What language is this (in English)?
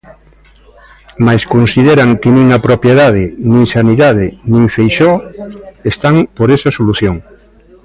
Galician